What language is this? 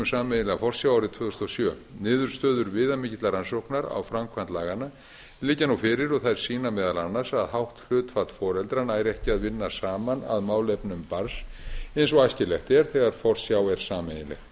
Icelandic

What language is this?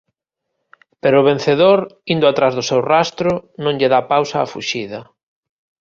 Galician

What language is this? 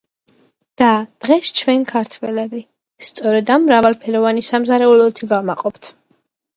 Georgian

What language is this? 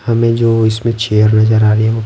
Hindi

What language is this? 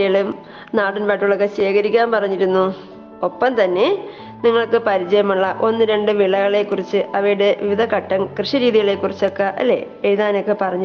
Malayalam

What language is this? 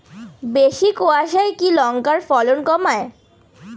Bangla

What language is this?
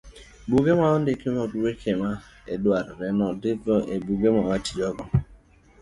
Luo (Kenya and Tanzania)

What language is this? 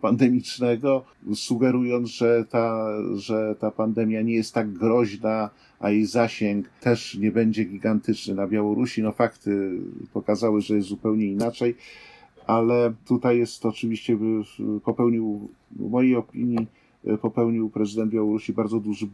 Polish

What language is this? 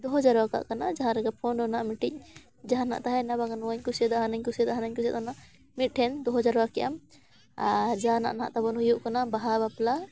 Santali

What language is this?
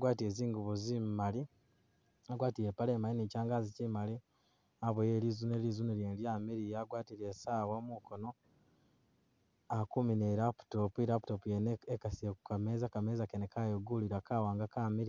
Masaaba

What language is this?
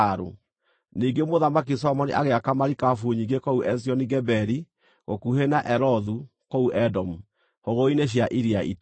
Kikuyu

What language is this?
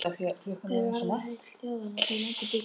Icelandic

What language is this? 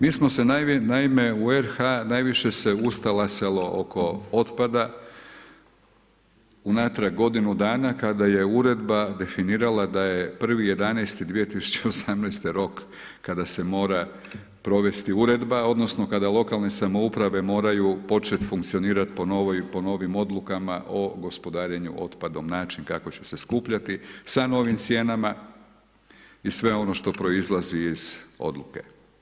Croatian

